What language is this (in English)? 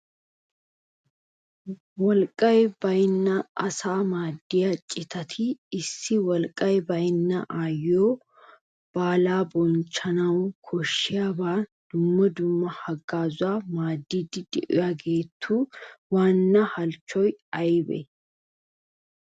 Wolaytta